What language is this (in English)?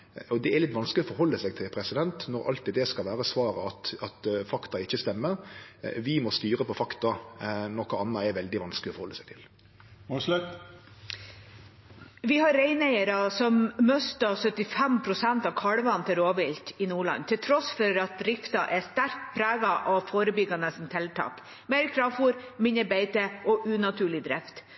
Norwegian